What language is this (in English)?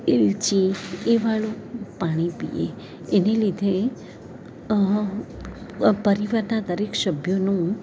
Gujarati